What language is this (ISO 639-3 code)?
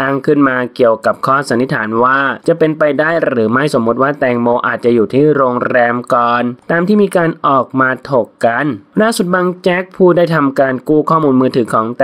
tha